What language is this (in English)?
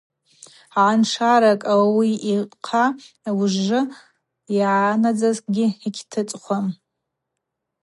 Abaza